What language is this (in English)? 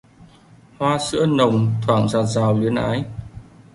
Vietnamese